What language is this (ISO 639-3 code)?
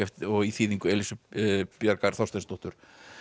isl